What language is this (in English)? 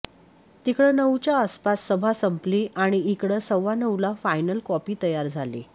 Marathi